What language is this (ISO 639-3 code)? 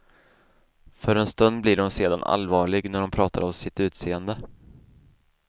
swe